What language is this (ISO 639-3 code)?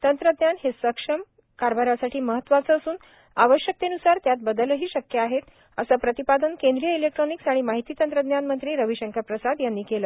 mar